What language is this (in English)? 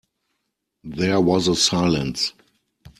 English